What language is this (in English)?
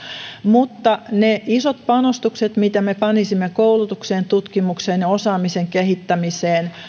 Finnish